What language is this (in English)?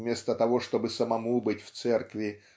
Russian